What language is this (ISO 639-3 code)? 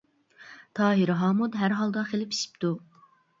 uig